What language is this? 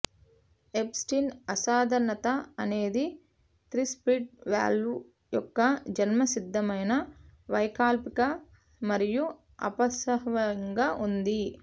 Telugu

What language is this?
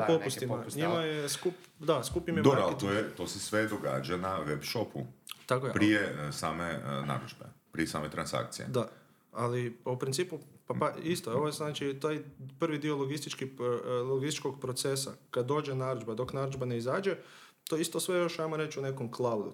Croatian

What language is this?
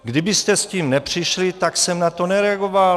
Czech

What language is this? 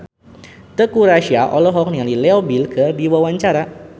Sundanese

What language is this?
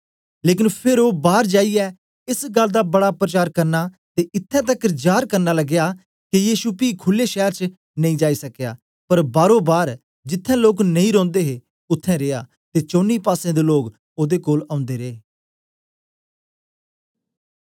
Dogri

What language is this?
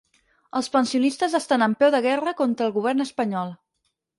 Catalan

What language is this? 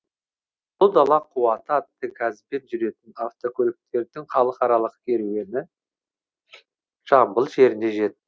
Kazakh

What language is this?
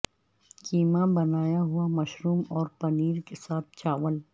Urdu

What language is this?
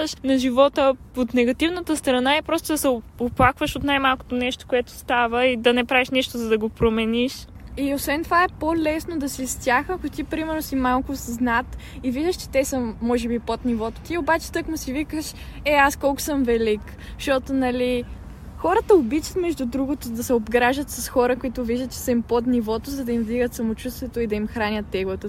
Bulgarian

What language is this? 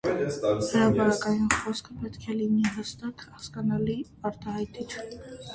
Armenian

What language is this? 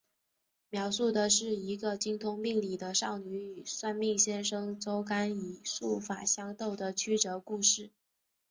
Chinese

